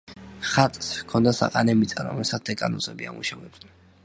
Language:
Georgian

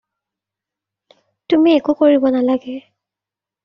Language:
Assamese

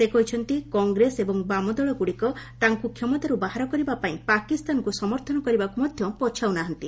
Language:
Odia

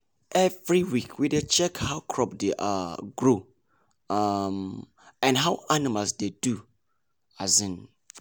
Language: Nigerian Pidgin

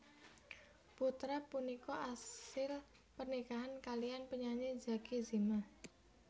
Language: Javanese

